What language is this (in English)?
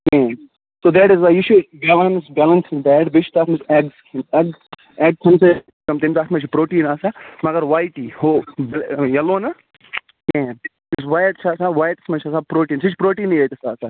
Kashmiri